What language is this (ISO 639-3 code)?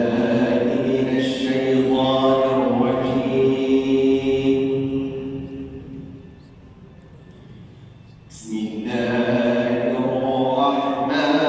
ara